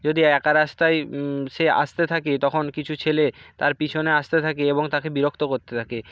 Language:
Bangla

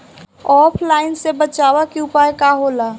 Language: Bhojpuri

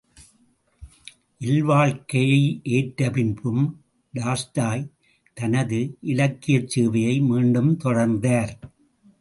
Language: Tamil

